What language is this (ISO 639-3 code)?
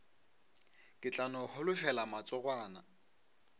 nso